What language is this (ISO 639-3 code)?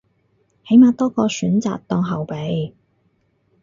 yue